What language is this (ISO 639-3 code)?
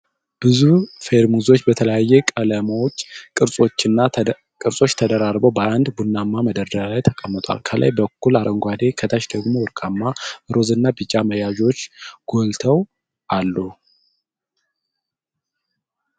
amh